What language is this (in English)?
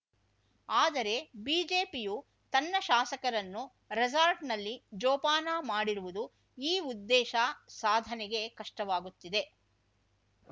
Kannada